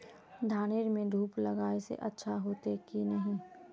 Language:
Magahi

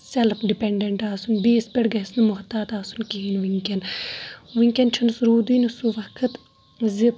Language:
Kashmiri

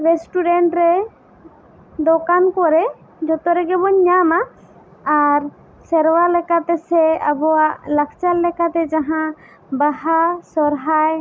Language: Santali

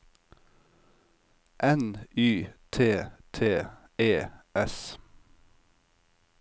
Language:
Norwegian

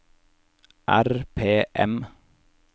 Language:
Norwegian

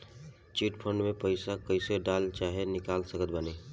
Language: Bhojpuri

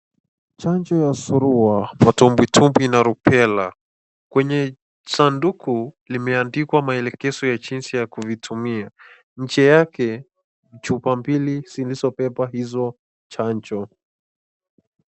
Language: Swahili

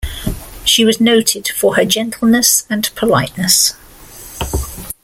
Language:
English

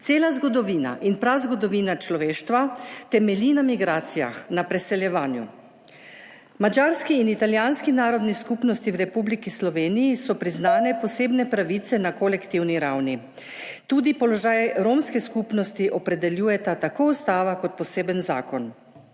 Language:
Slovenian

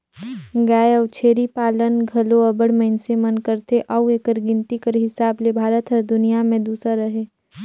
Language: Chhattisgarhi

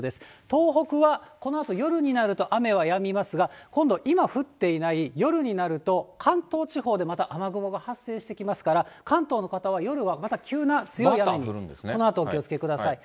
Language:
Japanese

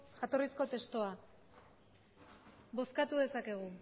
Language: Basque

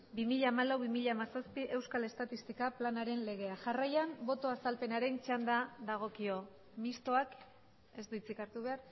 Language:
Basque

